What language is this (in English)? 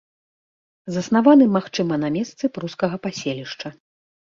Belarusian